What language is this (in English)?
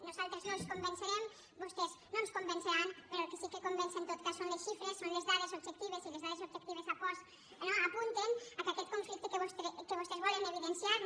Catalan